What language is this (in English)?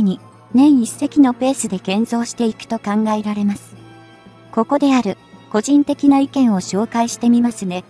Japanese